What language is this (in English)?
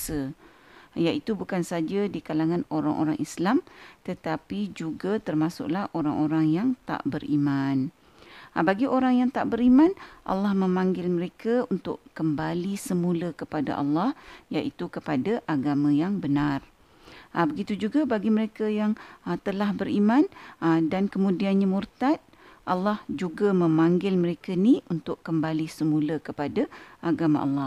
Malay